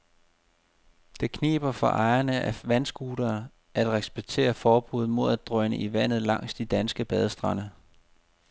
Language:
Danish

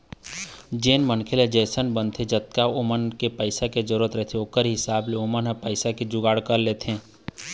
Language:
Chhattisgarhi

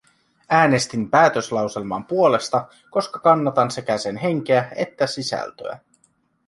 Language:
Finnish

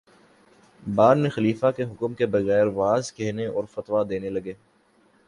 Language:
Urdu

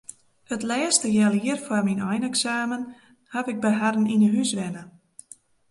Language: Western Frisian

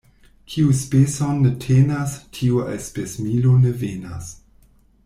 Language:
Esperanto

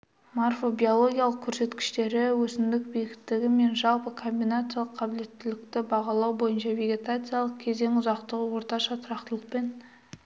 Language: Kazakh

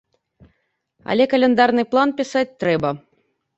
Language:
Belarusian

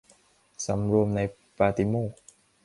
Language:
Thai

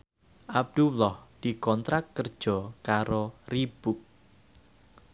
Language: Javanese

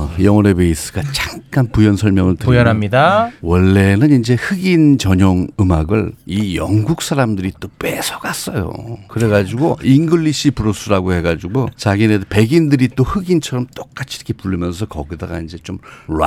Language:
Korean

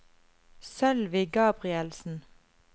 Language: Norwegian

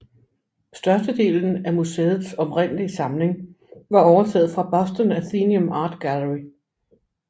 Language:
Danish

